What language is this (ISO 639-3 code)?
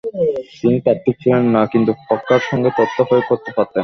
ben